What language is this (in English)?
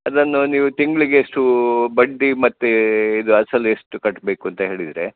Kannada